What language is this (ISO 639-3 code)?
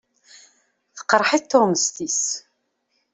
kab